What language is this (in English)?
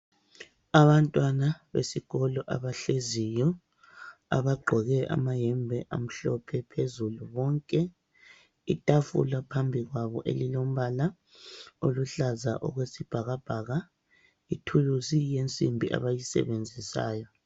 North Ndebele